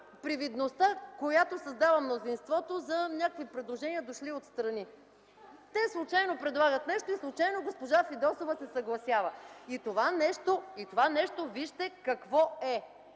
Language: Bulgarian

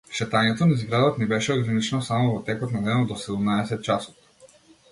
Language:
Macedonian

